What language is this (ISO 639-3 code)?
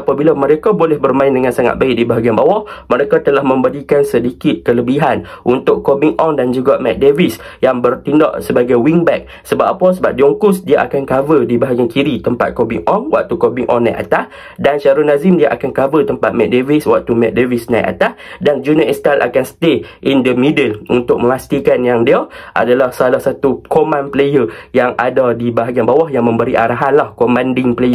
msa